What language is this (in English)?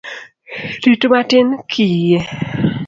Luo (Kenya and Tanzania)